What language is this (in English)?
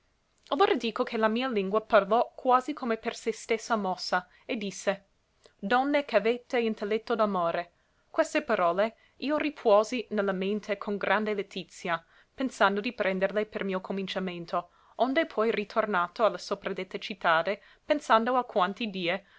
Italian